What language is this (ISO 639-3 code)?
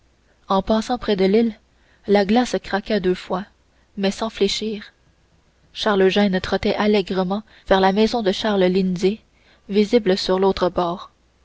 fra